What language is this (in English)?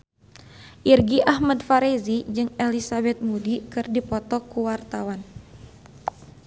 Sundanese